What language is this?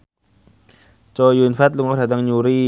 Javanese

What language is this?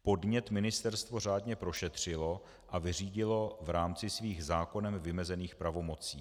Czech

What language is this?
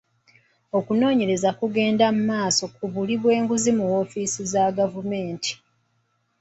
Ganda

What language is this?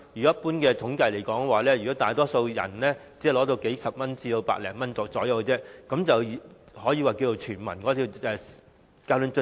Cantonese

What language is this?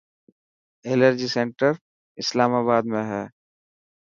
Dhatki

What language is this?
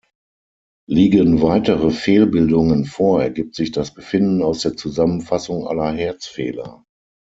German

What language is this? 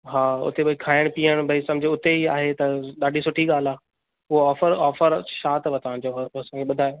Sindhi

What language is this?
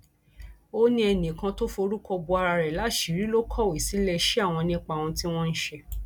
Yoruba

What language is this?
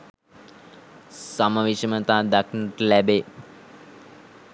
Sinhala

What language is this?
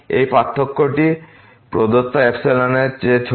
Bangla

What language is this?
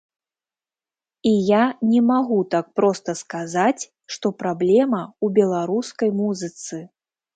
Belarusian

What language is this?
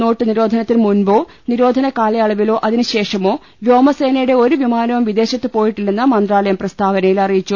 Malayalam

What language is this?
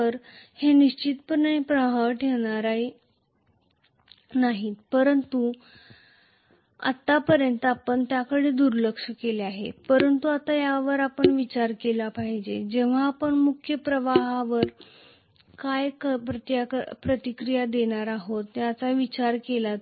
Marathi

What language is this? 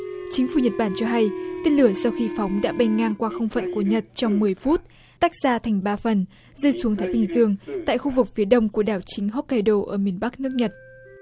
Vietnamese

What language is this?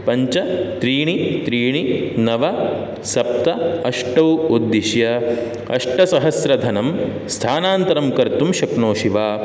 Sanskrit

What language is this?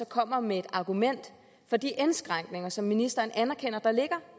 Danish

